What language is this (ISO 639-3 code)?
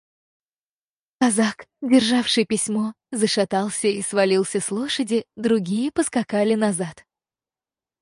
rus